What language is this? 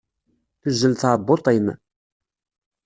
Kabyle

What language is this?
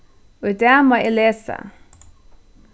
Faroese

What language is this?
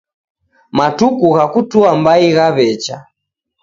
Taita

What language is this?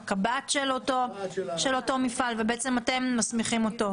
Hebrew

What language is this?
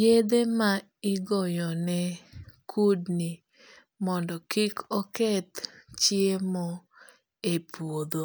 Luo (Kenya and Tanzania)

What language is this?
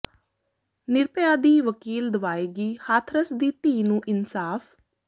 Punjabi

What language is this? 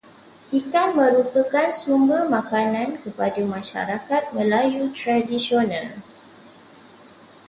Malay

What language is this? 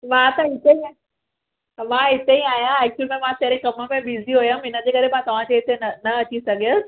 Sindhi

